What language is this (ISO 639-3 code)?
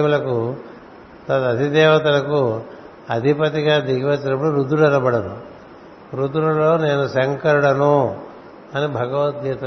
tel